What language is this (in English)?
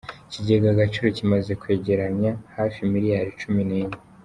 Kinyarwanda